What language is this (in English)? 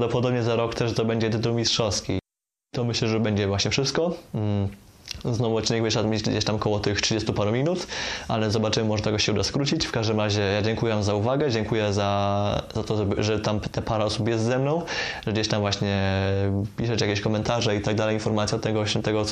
Polish